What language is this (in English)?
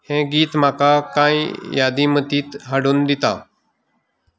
Konkani